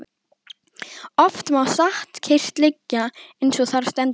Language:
Icelandic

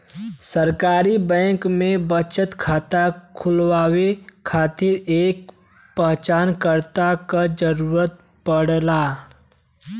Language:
Bhojpuri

